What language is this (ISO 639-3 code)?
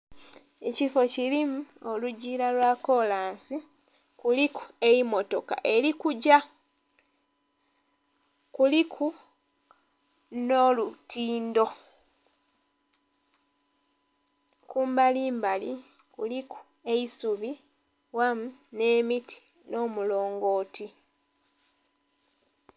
xog